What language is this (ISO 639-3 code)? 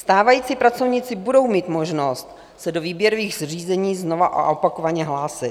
ces